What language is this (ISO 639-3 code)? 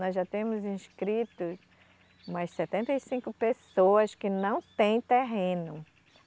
por